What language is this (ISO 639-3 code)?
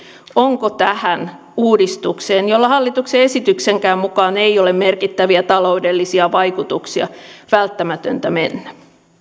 fin